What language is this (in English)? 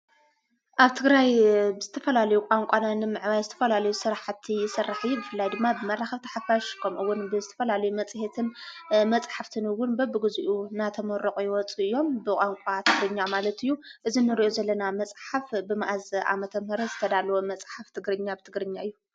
Tigrinya